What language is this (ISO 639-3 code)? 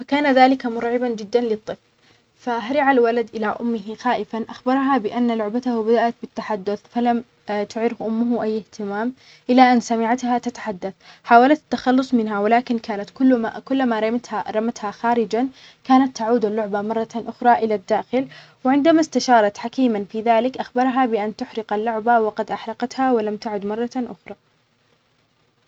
acx